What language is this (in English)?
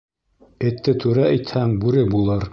Bashkir